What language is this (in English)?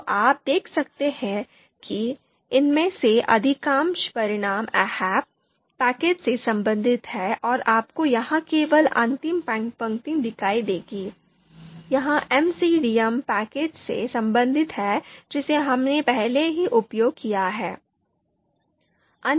Hindi